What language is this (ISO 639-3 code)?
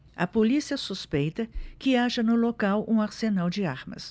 por